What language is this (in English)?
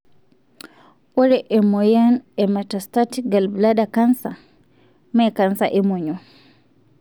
Masai